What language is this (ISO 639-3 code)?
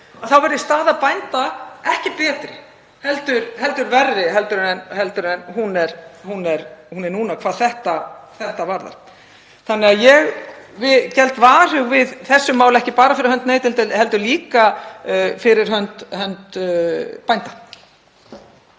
isl